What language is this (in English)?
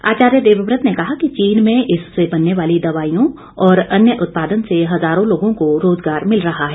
Hindi